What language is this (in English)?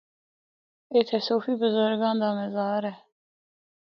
Northern Hindko